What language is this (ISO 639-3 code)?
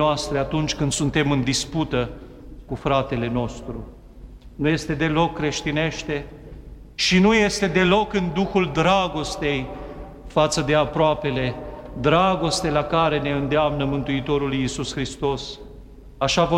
ron